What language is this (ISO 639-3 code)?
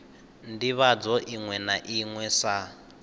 ven